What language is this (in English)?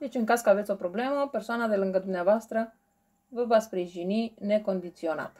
Romanian